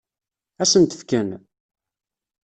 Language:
Kabyle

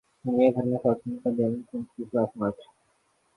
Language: Urdu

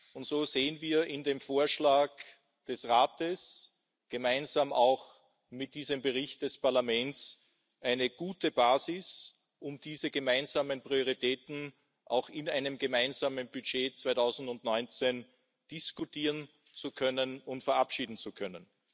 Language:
German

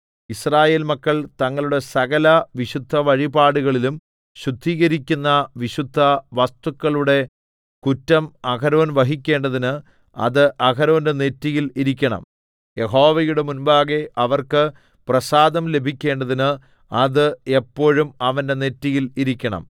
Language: Malayalam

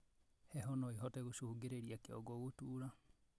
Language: Kikuyu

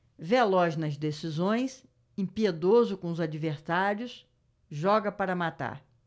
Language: Portuguese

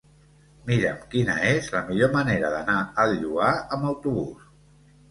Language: Catalan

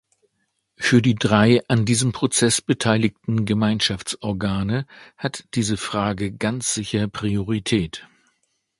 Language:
German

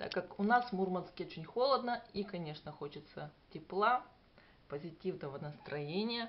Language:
Russian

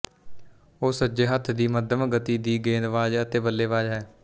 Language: Punjabi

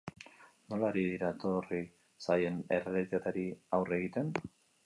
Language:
Basque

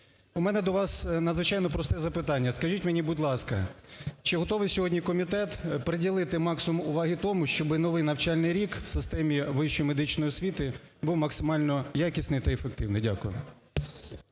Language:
Ukrainian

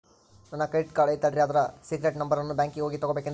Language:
Kannada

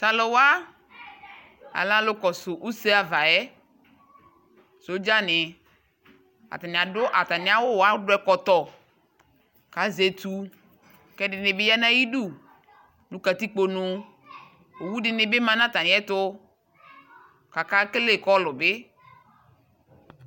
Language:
Ikposo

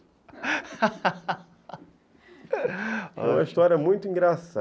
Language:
Portuguese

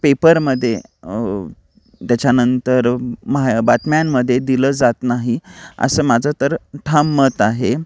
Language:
Marathi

